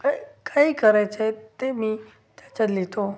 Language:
Marathi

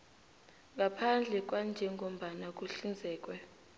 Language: South Ndebele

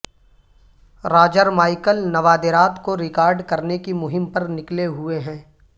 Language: Urdu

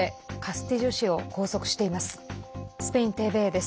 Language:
Japanese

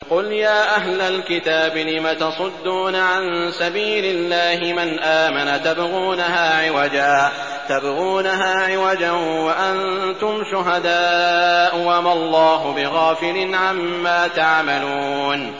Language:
Arabic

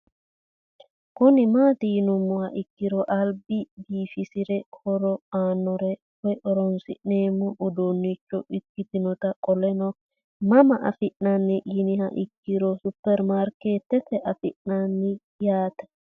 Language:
Sidamo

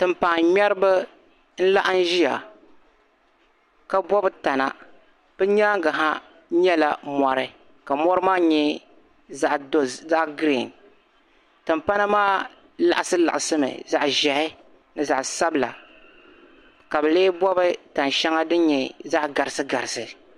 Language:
Dagbani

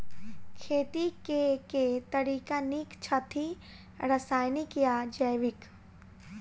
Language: Maithili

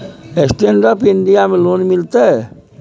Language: Maithili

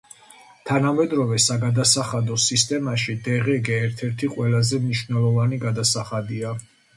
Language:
Georgian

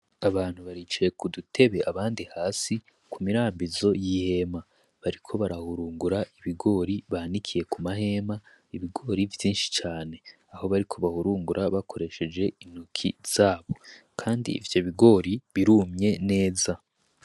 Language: Rundi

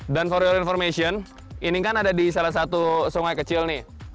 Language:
Indonesian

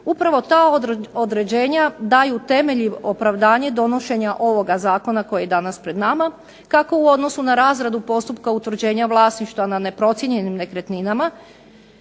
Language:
Croatian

